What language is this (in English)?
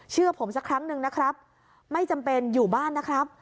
Thai